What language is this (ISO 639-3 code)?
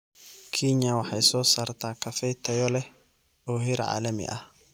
som